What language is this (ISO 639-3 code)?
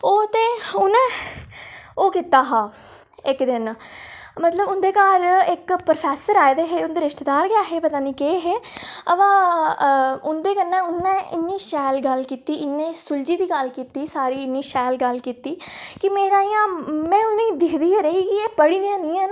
doi